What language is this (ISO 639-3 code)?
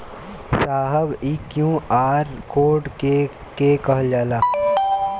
bho